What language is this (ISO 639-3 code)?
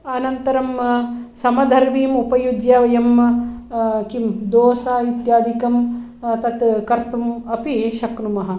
san